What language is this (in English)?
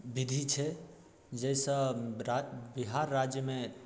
Maithili